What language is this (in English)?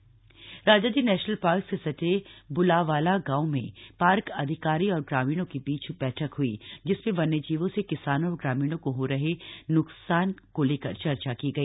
Hindi